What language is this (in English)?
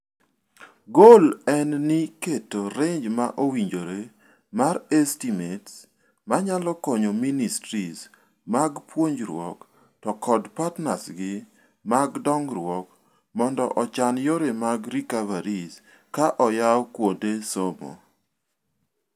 Luo (Kenya and Tanzania)